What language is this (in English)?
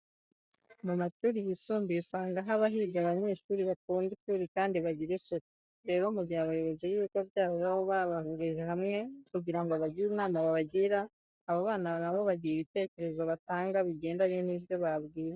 Kinyarwanda